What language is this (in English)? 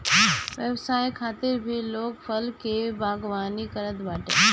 Bhojpuri